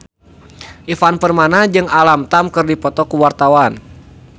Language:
Sundanese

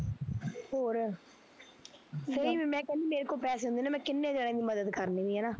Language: Punjabi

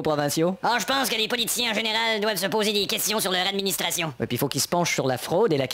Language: French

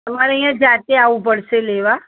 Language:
Gujarati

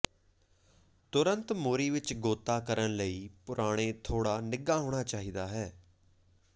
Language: Punjabi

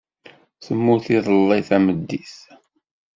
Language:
Kabyle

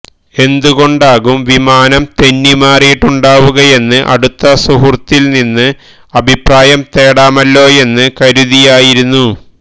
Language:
Malayalam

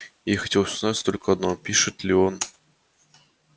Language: Russian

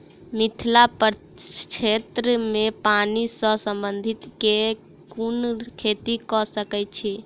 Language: Maithili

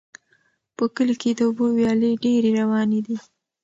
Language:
Pashto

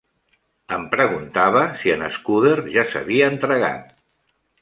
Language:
Catalan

